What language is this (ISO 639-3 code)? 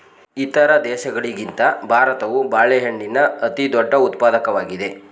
kan